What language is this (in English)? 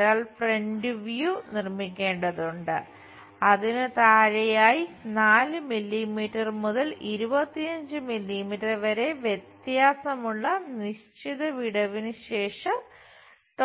Malayalam